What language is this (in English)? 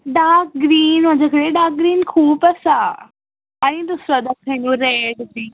Konkani